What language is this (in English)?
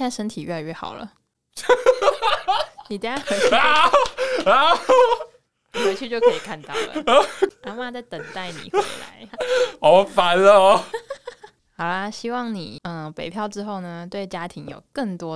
Chinese